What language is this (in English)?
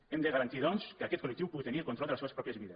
Catalan